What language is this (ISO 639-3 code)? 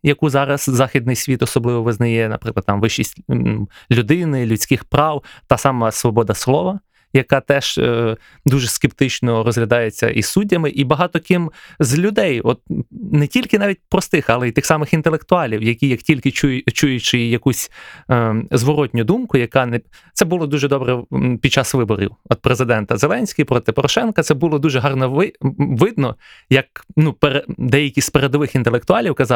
ukr